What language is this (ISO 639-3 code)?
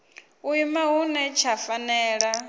ven